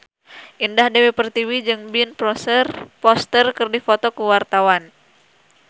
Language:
Sundanese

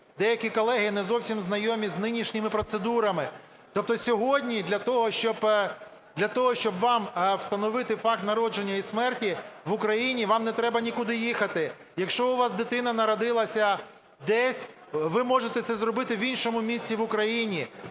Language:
Ukrainian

